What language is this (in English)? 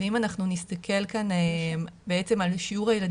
Hebrew